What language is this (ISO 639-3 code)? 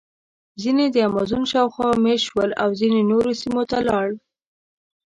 pus